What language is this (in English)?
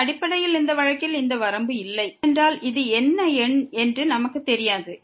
Tamil